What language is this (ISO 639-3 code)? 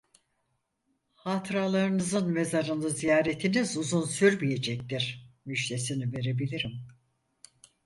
tur